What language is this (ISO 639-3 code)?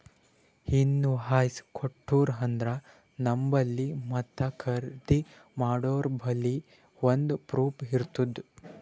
kan